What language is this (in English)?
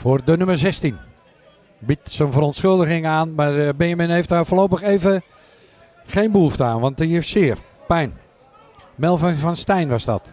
Dutch